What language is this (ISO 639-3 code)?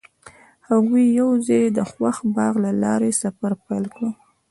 pus